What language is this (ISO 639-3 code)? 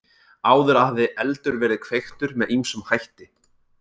isl